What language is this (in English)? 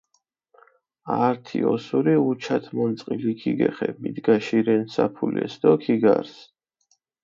Mingrelian